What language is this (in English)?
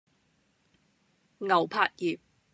Cantonese